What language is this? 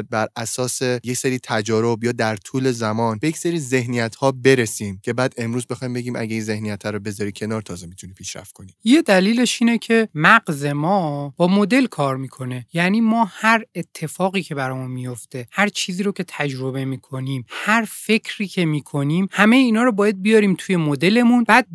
Persian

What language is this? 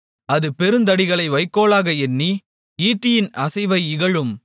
Tamil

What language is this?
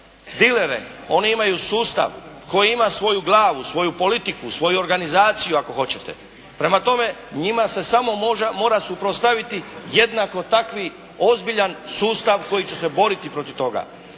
Croatian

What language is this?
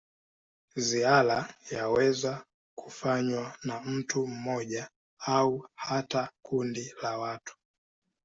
Swahili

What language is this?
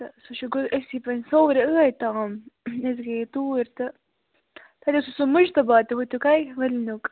Kashmiri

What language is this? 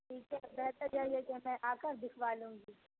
Urdu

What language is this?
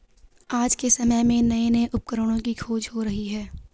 Hindi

